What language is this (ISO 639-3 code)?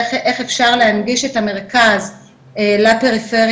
heb